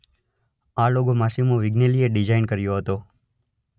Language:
Gujarati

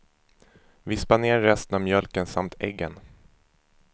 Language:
Swedish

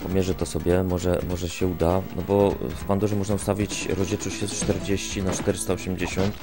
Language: Polish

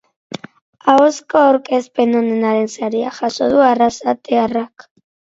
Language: Basque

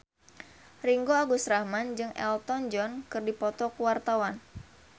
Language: Sundanese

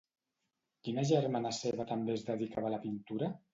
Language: Catalan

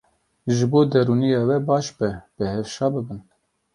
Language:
Kurdish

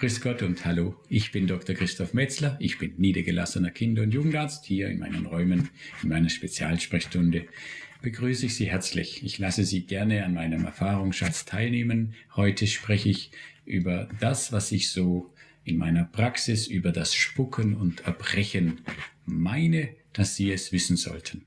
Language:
German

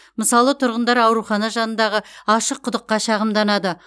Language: Kazakh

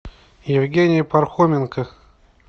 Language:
Russian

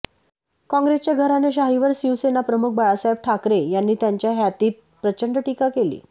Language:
Marathi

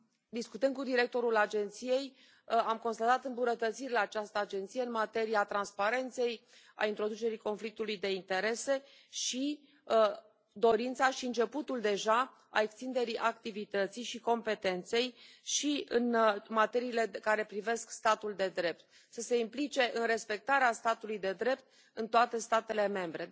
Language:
Romanian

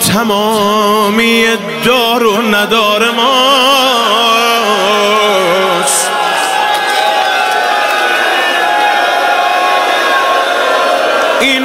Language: Persian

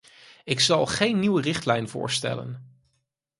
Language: Dutch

